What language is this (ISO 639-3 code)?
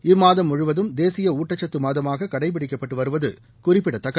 tam